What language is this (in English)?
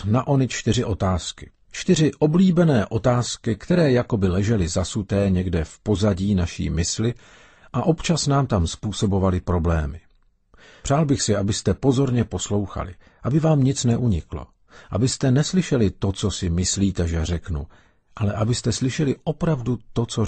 Czech